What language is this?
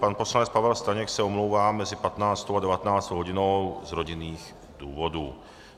Czech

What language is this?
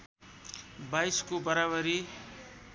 Nepali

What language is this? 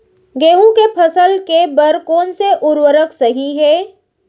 Chhattisgarhi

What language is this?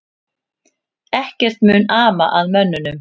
Icelandic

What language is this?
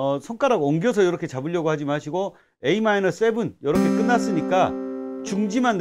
Korean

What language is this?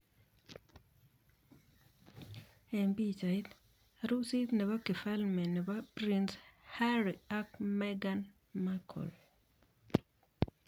Kalenjin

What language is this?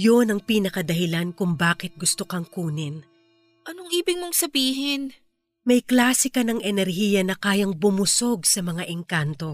Filipino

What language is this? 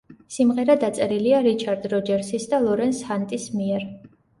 Georgian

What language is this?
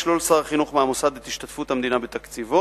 Hebrew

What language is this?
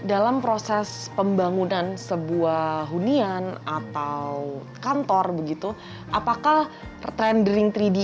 Indonesian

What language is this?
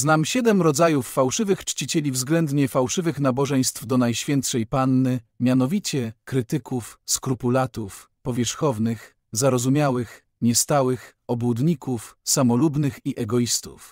Polish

